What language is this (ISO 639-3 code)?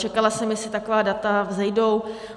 ces